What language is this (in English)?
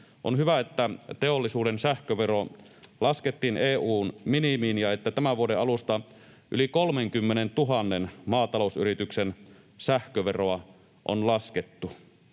Finnish